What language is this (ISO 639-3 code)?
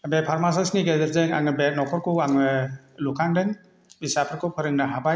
brx